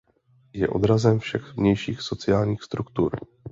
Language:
Czech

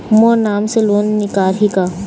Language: Chhattisgarhi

